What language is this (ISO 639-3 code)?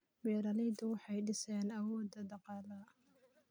som